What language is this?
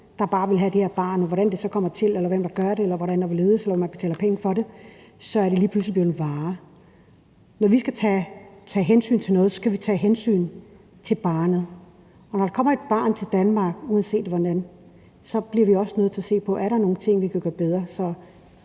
Danish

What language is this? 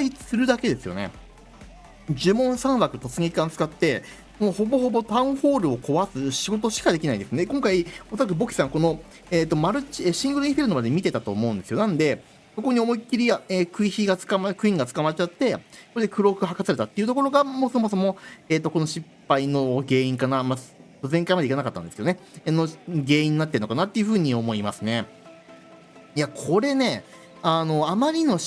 Japanese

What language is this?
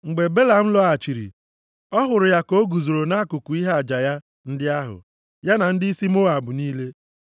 Igbo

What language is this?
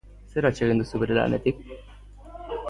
Basque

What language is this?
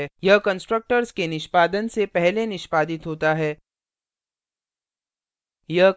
Hindi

